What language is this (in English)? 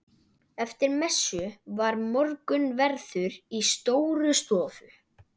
Icelandic